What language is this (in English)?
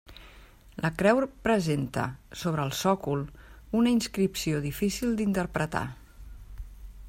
Catalan